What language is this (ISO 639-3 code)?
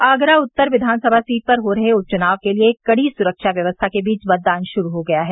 hin